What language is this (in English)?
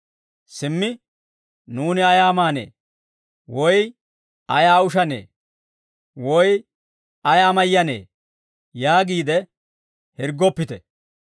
Dawro